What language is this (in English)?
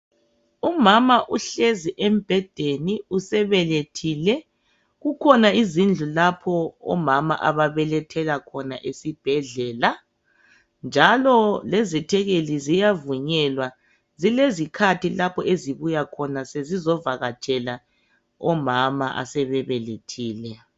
North Ndebele